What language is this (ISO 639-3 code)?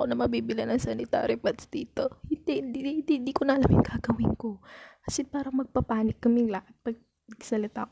fil